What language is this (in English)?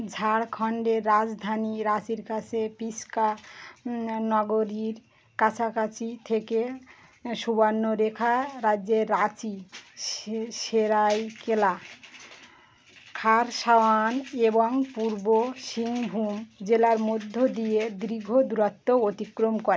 Bangla